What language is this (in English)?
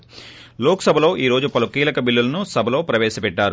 Telugu